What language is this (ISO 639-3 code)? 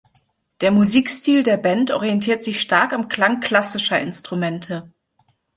deu